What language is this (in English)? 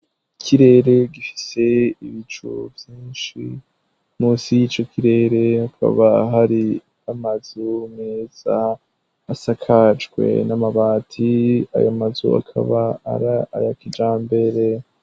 Rundi